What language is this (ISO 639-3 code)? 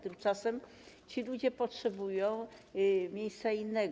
pol